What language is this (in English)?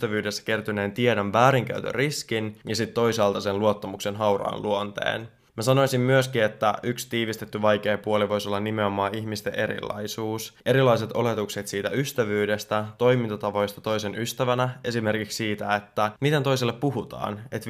Finnish